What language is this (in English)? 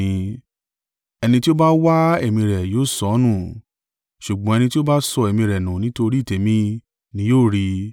Yoruba